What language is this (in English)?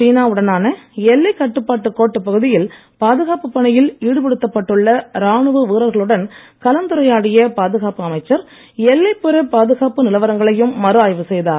Tamil